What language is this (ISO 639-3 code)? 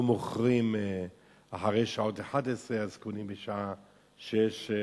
heb